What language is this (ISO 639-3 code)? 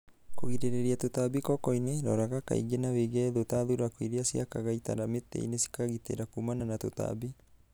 kik